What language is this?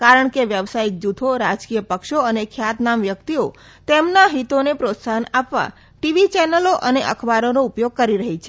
Gujarati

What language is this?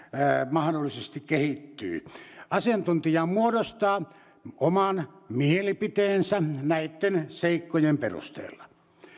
Finnish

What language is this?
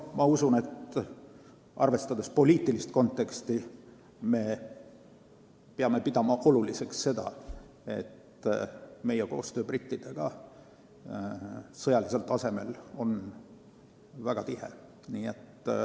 Estonian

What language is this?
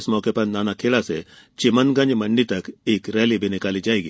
Hindi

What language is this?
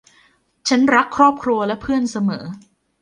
Thai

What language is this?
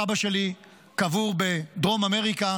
Hebrew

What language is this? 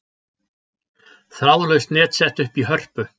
Icelandic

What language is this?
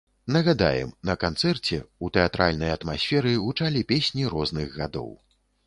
Belarusian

